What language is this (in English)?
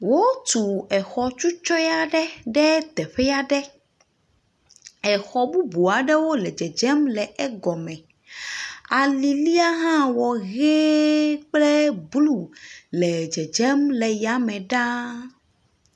Ewe